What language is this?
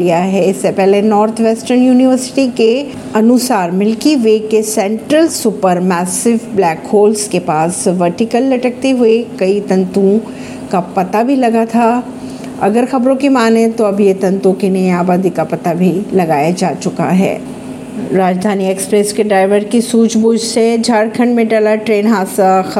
Hindi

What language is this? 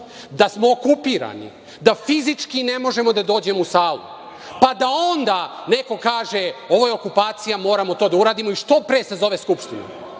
Serbian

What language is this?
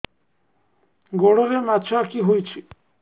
Odia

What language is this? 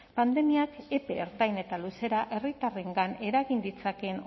Basque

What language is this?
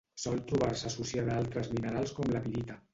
Catalan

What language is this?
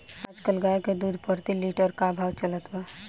Bhojpuri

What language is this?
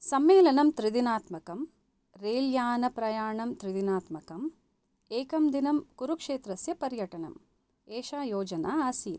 Sanskrit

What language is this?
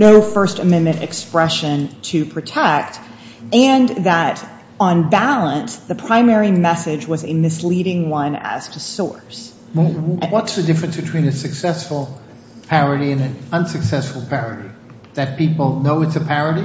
English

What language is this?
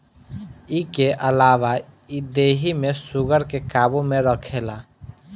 Bhojpuri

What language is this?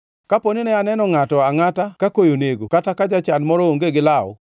Luo (Kenya and Tanzania)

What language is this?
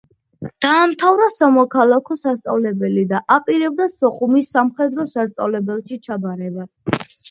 Georgian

